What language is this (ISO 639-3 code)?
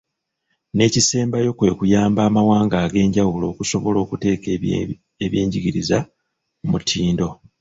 lug